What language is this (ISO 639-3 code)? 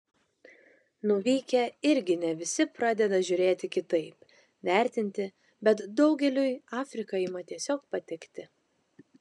lit